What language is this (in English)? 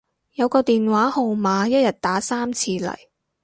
Cantonese